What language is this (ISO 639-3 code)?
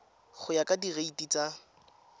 tsn